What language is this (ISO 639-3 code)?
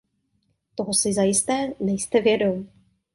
ces